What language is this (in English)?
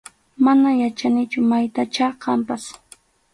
Arequipa-La Unión Quechua